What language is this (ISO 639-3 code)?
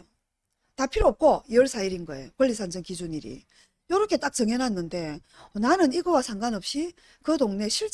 kor